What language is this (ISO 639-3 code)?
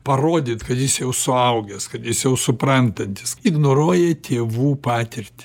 lit